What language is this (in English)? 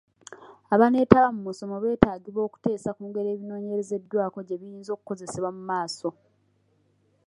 Ganda